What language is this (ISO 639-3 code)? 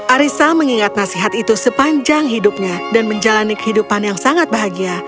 ind